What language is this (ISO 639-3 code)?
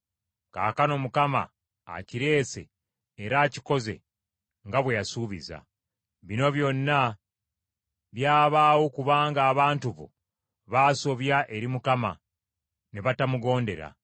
lug